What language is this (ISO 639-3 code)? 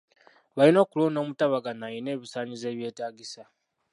lug